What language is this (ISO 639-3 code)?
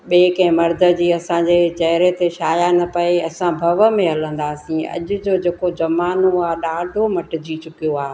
snd